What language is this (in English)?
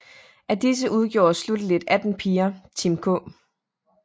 Danish